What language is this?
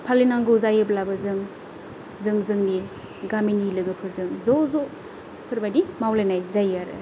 Bodo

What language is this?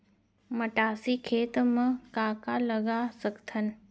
Chhattisgarhi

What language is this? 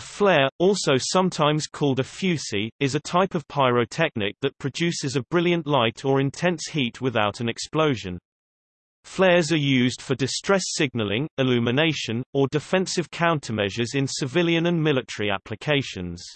English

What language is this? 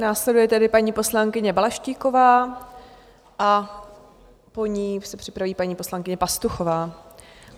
Czech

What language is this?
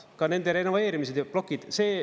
Estonian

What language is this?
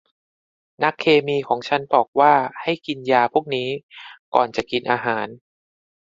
Thai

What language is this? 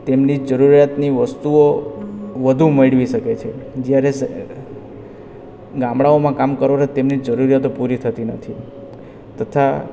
Gujarati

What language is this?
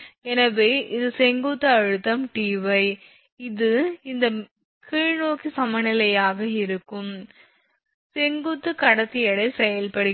Tamil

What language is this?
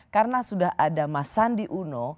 Indonesian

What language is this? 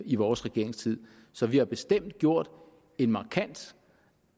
Danish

